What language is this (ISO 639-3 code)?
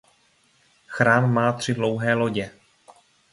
ces